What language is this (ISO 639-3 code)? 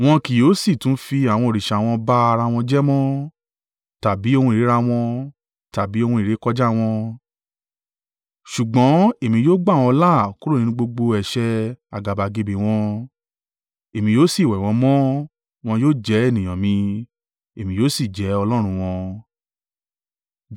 yor